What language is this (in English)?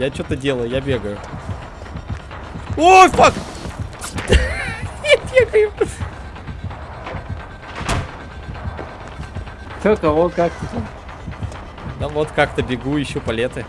Russian